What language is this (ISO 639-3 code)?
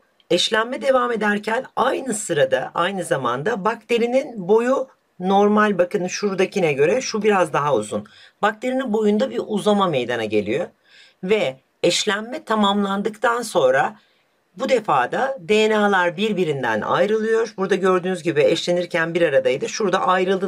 tur